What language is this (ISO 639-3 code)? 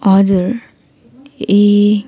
nep